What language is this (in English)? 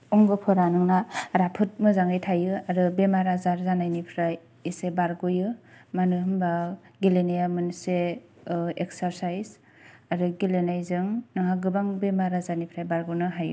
Bodo